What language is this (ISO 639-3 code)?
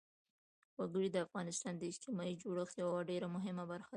pus